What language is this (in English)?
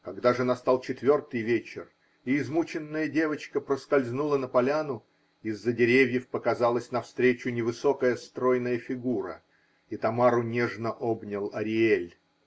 Russian